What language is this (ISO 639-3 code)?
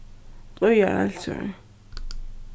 fao